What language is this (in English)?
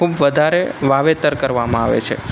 Gujarati